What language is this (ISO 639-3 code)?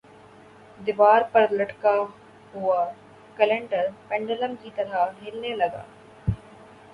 urd